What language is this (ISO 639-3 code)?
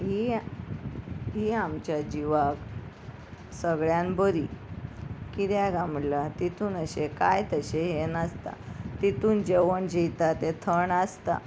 kok